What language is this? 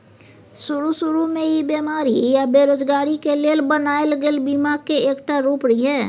Maithili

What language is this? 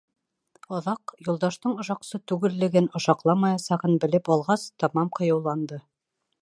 Bashkir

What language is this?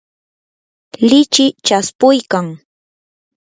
Yanahuanca Pasco Quechua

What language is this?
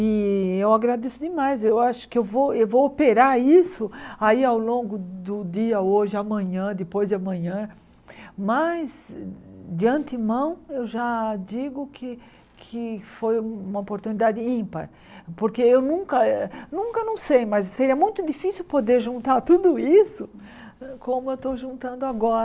Portuguese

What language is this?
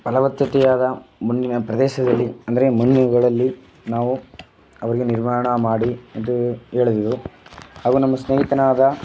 Kannada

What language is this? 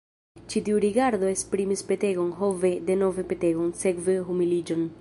Esperanto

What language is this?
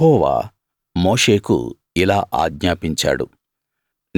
Telugu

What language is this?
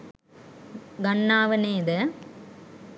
Sinhala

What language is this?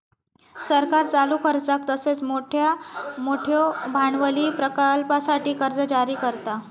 Marathi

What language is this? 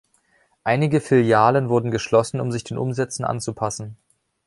German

